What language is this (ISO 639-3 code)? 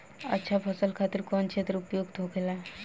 bho